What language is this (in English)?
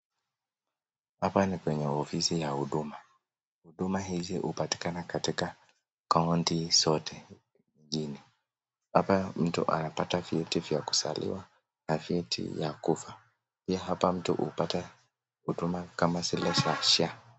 Swahili